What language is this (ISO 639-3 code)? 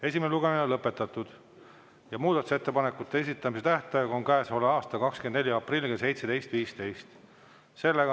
est